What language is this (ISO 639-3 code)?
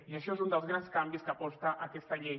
cat